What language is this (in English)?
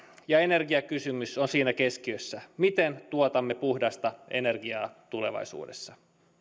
Finnish